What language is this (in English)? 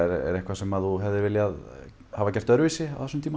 Icelandic